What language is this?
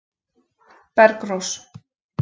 Icelandic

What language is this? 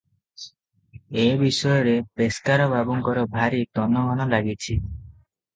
Odia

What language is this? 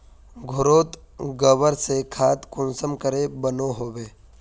Magahi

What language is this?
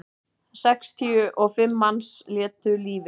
Icelandic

